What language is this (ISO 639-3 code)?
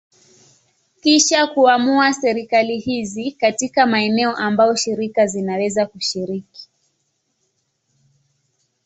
swa